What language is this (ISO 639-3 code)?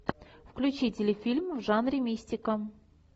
rus